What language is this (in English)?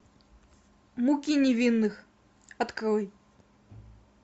Russian